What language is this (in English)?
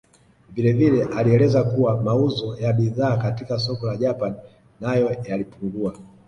Swahili